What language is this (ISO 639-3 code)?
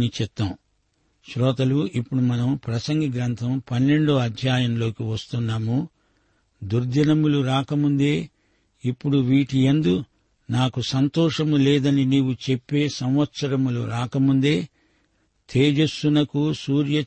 tel